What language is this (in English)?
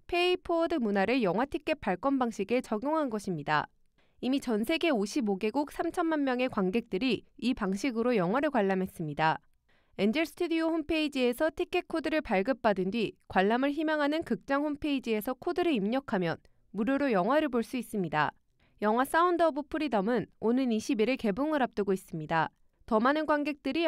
Korean